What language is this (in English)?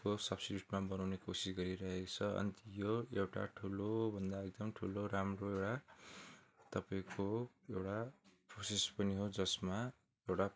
Nepali